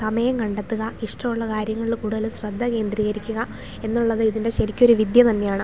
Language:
Malayalam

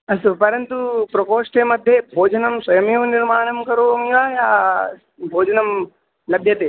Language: Sanskrit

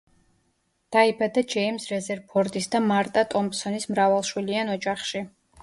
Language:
Georgian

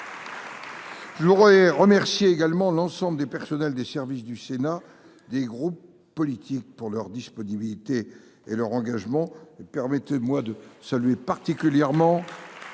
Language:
French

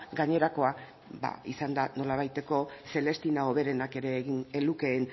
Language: Basque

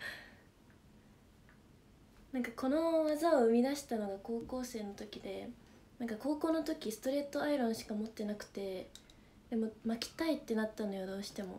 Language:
Japanese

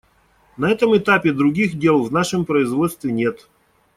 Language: Russian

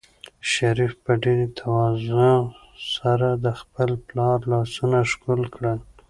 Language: Pashto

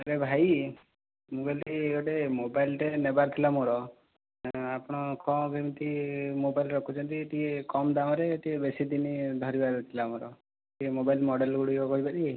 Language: Odia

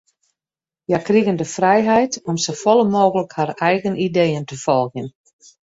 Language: Western Frisian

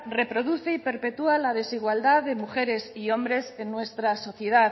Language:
Spanish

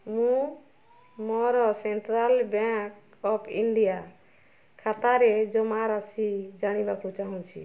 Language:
Odia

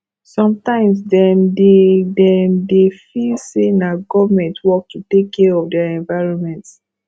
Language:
Nigerian Pidgin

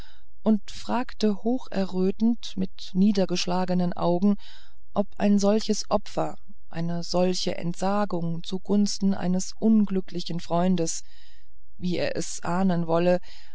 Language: German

